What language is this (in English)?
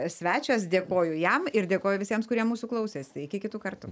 Lithuanian